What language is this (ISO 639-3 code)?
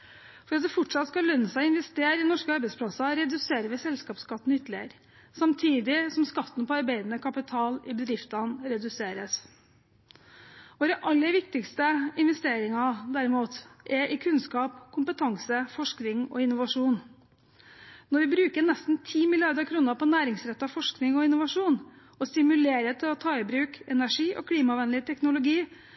nob